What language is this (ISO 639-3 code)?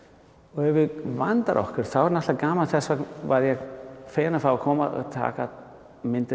isl